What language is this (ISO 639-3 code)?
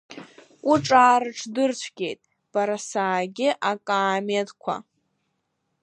abk